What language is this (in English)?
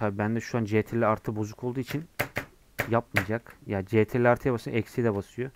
Turkish